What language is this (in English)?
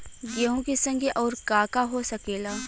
Bhojpuri